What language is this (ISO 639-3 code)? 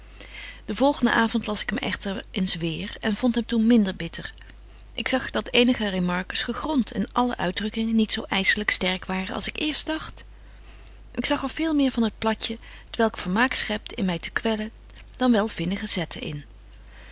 nld